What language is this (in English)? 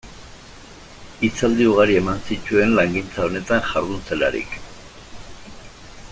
Basque